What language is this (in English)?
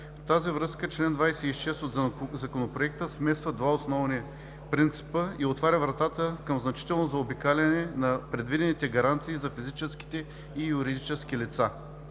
Bulgarian